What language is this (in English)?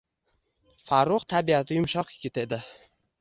Uzbek